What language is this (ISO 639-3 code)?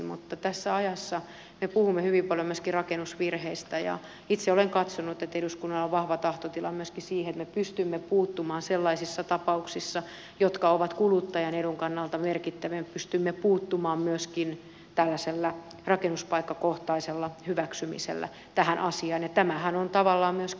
fin